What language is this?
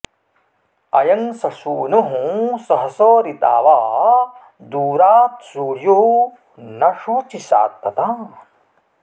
Sanskrit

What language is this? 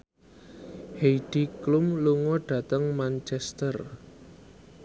Javanese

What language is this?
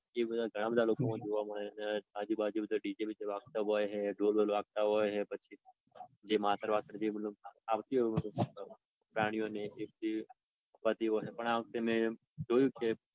Gujarati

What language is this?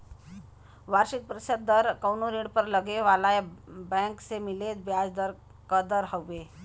Bhojpuri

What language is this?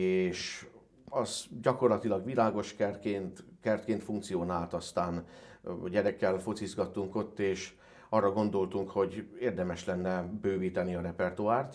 Hungarian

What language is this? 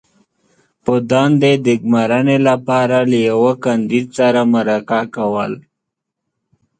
Pashto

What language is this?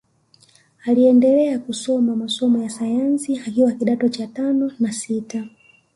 Swahili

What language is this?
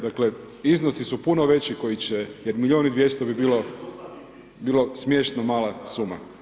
Croatian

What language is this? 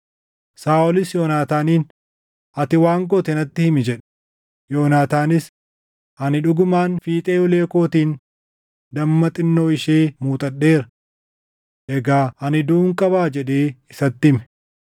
Oromo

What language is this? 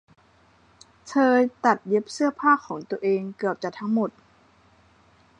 Thai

